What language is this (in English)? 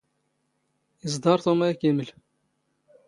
Standard Moroccan Tamazight